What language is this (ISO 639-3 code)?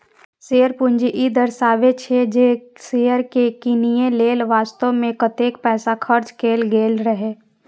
mai